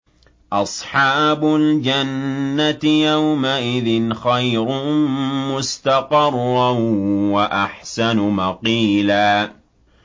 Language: Arabic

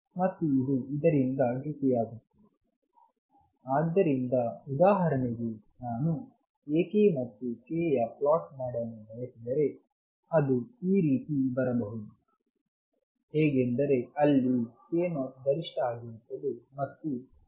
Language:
Kannada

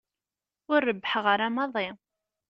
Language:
Kabyle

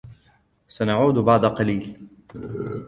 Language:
Arabic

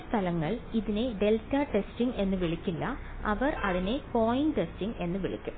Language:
Malayalam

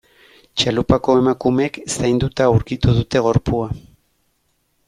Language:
Basque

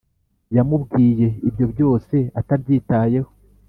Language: Kinyarwanda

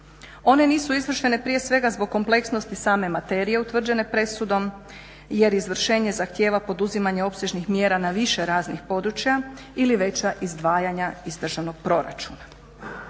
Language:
Croatian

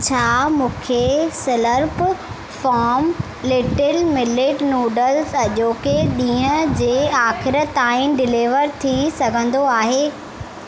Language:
Sindhi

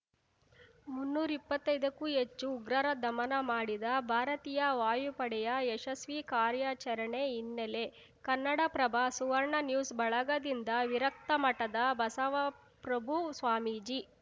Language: Kannada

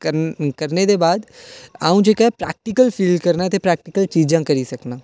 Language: Dogri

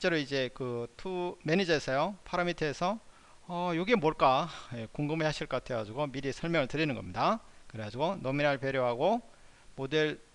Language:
Korean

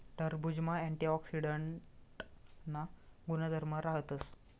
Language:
Marathi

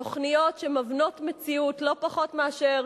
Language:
Hebrew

